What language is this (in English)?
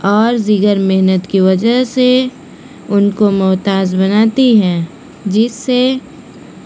Urdu